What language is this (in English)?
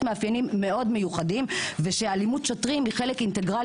Hebrew